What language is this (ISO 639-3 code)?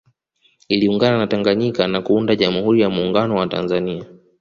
swa